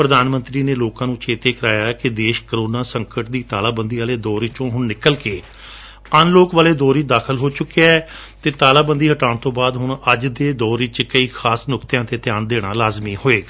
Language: Punjabi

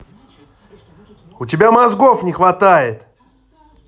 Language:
Russian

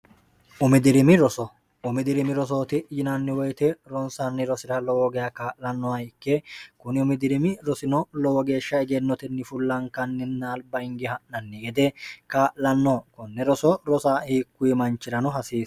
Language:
Sidamo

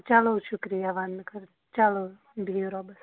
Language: Kashmiri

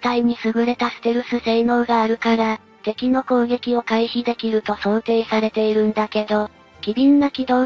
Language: Japanese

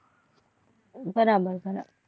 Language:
Gujarati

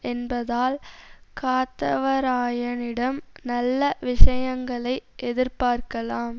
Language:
Tamil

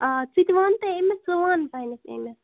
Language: Kashmiri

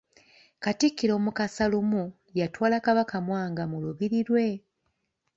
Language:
Ganda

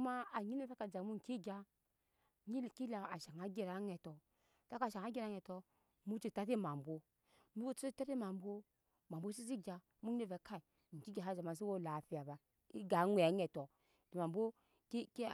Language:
Nyankpa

